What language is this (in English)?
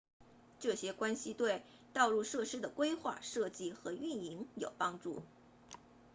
Chinese